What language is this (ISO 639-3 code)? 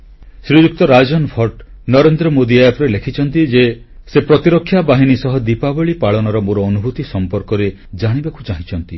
ori